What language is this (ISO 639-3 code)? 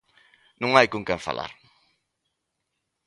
glg